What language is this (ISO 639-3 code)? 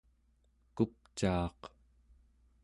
esu